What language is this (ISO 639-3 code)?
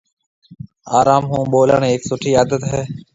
mve